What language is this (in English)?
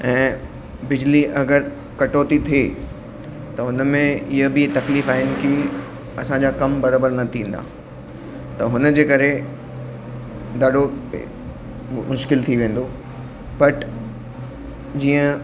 Sindhi